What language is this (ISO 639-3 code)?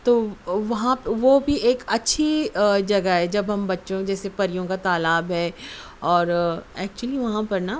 urd